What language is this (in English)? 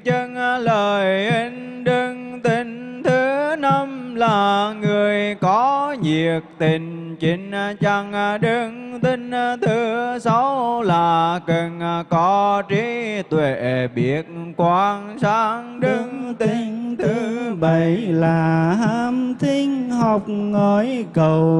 Vietnamese